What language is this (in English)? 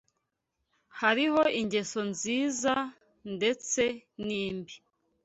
Kinyarwanda